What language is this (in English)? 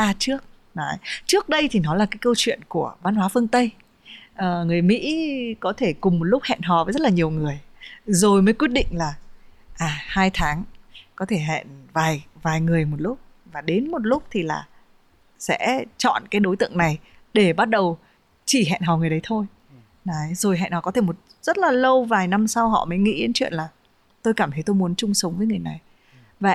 Vietnamese